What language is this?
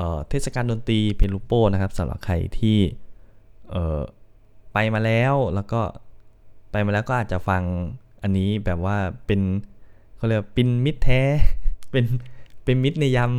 Thai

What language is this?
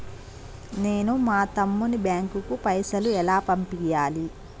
Telugu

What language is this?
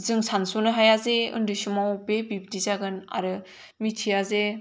Bodo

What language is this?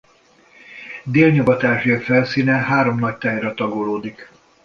Hungarian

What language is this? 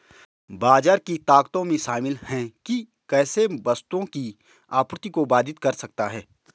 Hindi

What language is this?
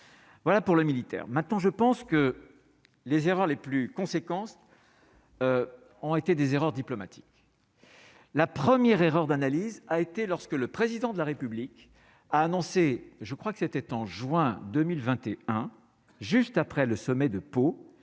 French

